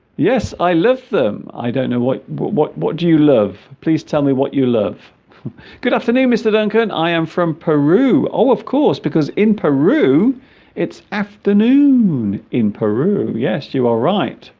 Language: English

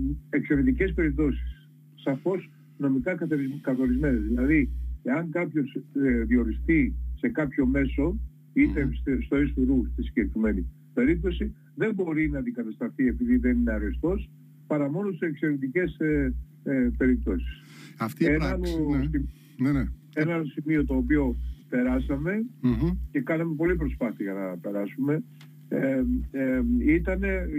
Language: Greek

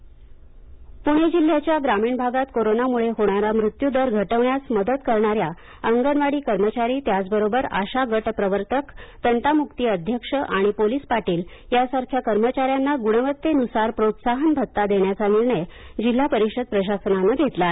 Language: Marathi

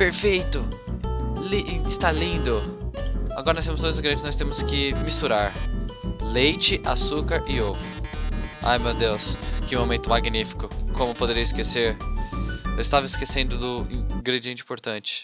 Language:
Portuguese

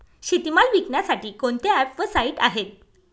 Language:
Marathi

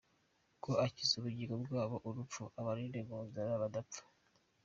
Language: Kinyarwanda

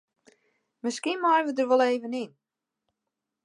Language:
Western Frisian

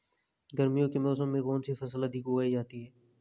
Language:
Hindi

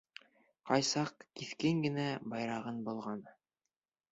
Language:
Bashkir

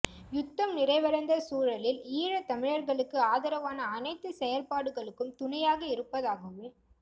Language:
Tamil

